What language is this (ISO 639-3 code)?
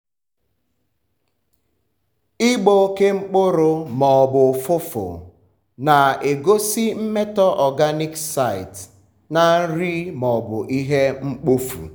ibo